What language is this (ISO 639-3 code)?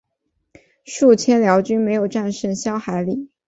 zho